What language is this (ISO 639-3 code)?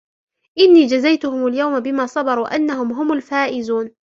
ara